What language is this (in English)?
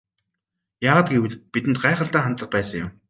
Mongolian